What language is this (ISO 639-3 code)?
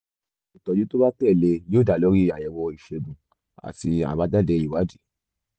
yor